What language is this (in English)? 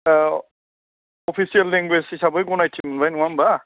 Bodo